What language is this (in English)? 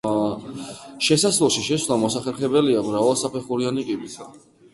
Georgian